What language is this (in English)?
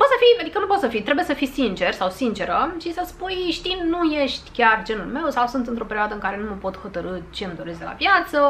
Romanian